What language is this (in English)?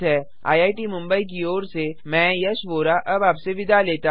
Hindi